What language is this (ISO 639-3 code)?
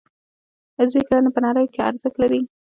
pus